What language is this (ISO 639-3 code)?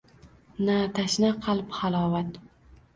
uzb